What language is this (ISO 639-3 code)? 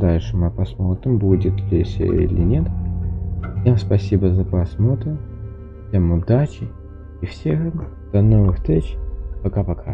rus